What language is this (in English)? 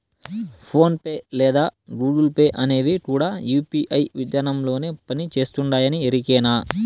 Telugu